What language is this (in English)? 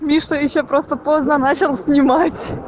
Russian